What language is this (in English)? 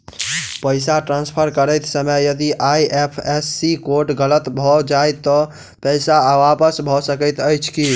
Maithili